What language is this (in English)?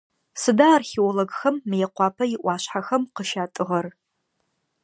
Adyghe